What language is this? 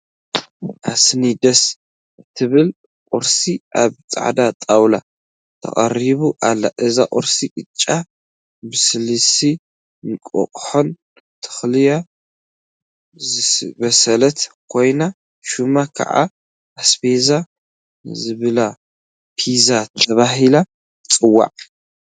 Tigrinya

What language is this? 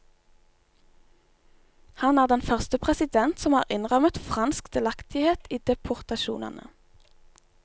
Norwegian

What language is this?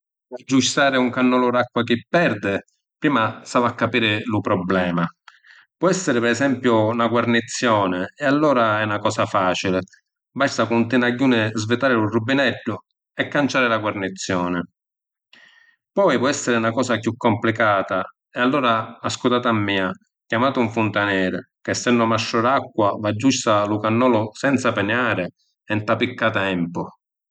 Sicilian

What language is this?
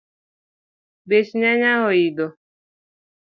Luo (Kenya and Tanzania)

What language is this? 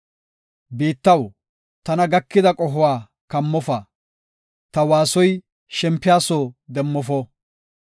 Gofa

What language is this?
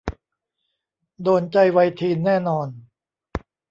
Thai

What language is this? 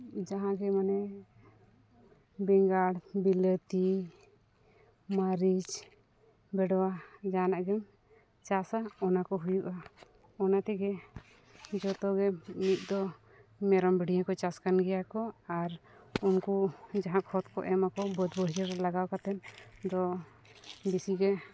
Santali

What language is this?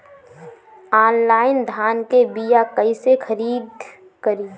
Bhojpuri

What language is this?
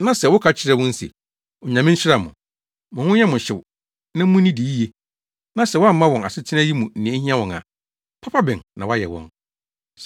Akan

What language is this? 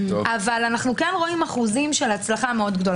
Hebrew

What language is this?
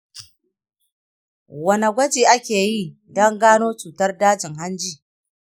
Hausa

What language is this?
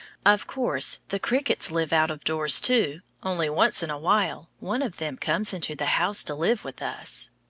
English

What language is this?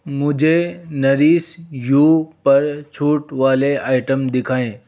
Hindi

